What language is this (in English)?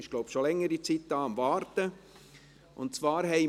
Swiss German